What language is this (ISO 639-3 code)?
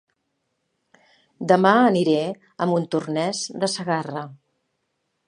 cat